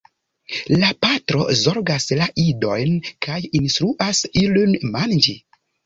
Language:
Esperanto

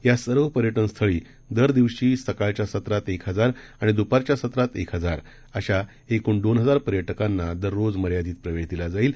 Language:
Marathi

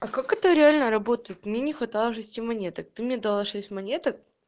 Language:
Russian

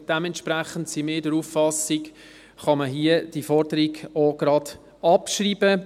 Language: Swiss German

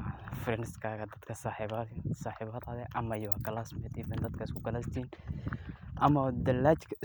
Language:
Somali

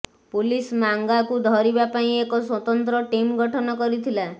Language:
Odia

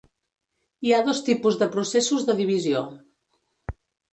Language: Catalan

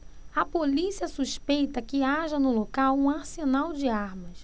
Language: Portuguese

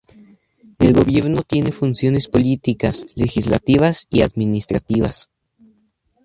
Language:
Spanish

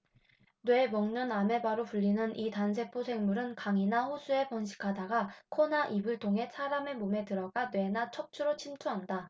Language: Korean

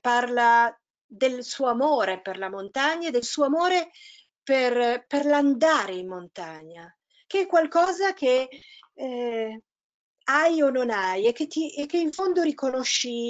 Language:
Italian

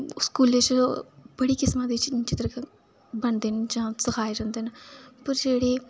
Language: Dogri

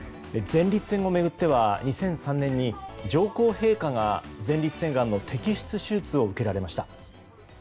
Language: Japanese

